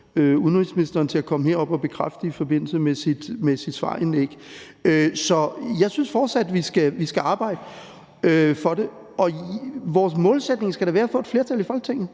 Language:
Danish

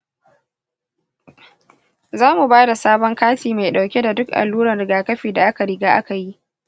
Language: Hausa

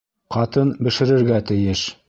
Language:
Bashkir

